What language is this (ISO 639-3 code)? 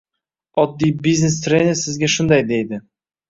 uzb